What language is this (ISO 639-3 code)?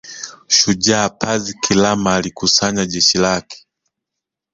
swa